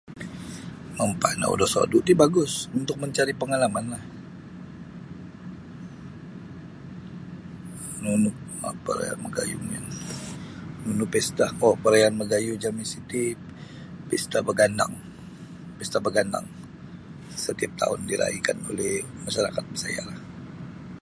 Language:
Sabah Bisaya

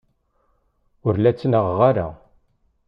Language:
Kabyle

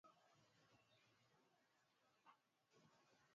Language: Swahili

